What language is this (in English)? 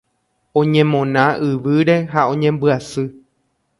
Guarani